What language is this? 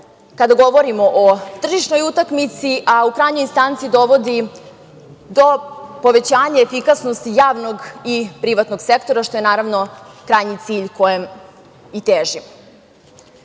Serbian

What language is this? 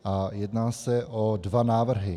Czech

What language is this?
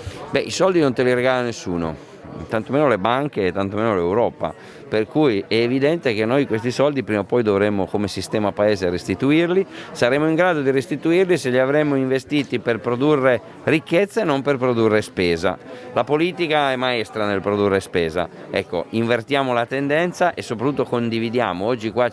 Italian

